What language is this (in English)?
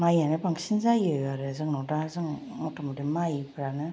Bodo